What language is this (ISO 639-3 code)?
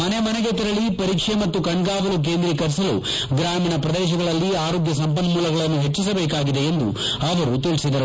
kan